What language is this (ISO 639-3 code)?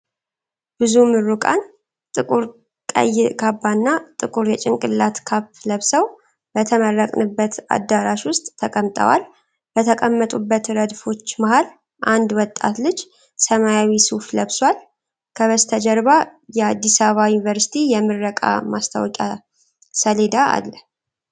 amh